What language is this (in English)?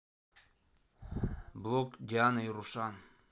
Russian